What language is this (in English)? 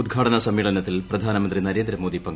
Malayalam